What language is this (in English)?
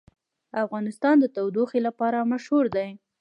Pashto